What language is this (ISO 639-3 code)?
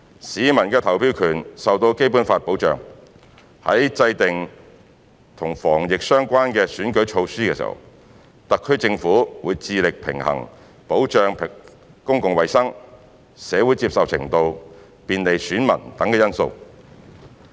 yue